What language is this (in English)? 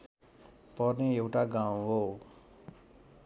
Nepali